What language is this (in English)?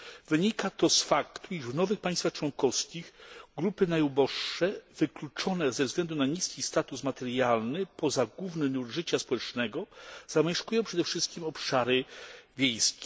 Polish